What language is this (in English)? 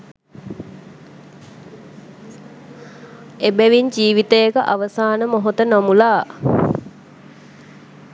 Sinhala